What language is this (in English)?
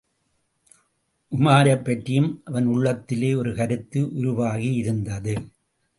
Tamil